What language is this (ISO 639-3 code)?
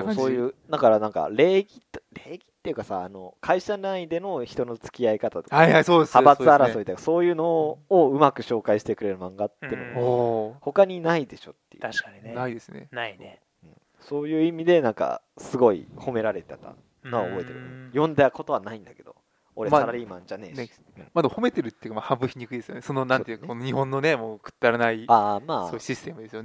jpn